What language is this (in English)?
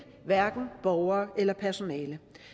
Danish